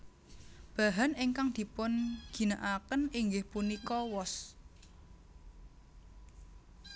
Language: Javanese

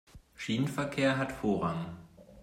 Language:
German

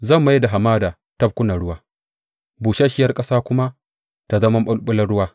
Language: Hausa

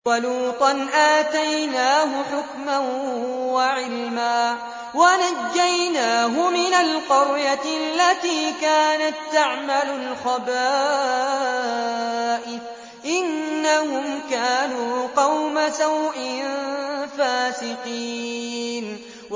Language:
Arabic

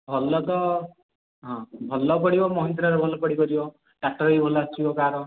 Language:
Odia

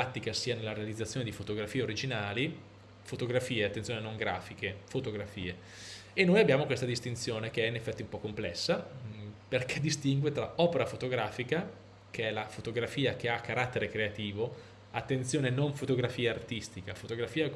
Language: Italian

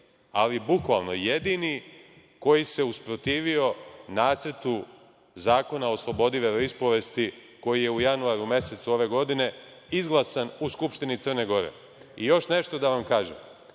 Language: Serbian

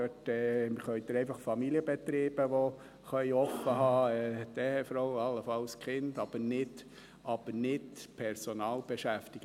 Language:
Swiss German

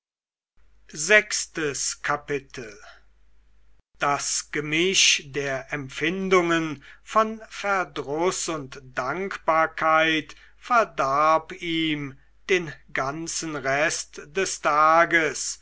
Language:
German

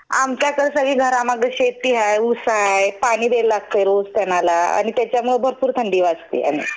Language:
Marathi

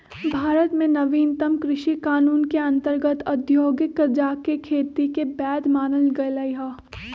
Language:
Magahi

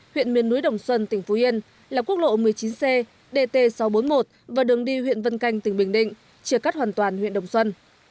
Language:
Vietnamese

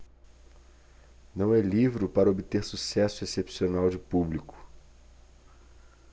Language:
Portuguese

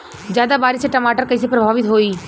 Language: Bhojpuri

